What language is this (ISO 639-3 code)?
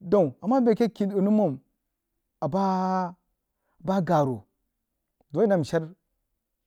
juo